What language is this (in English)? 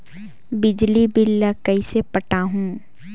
Chhattisgarhi